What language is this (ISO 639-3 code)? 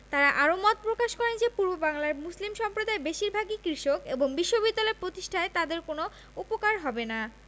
ben